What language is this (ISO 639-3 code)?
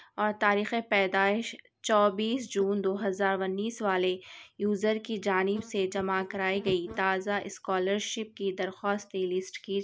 urd